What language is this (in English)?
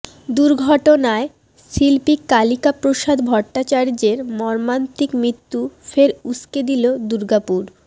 Bangla